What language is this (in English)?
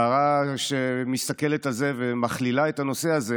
Hebrew